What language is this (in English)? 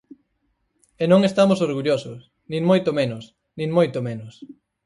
Galician